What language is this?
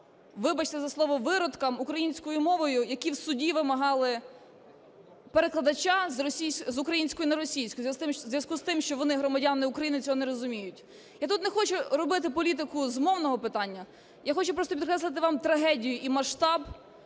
Ukrainian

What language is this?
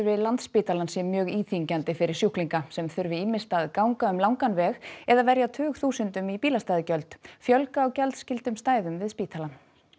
Icelandic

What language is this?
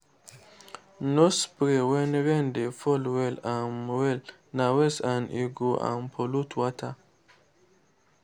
Nigerian Pidgin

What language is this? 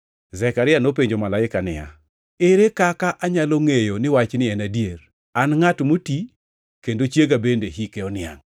Luo (Kenya and Tanzania)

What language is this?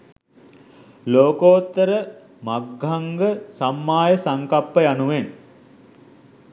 Sinhala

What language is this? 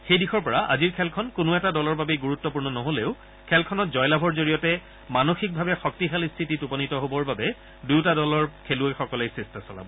Assamese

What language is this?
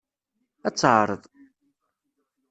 Kabyle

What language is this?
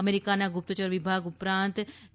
Gujarati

